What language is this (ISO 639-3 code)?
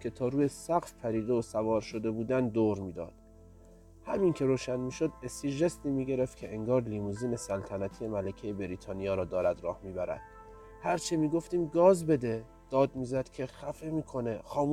fas